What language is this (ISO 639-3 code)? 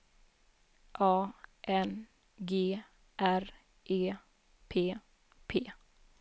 swe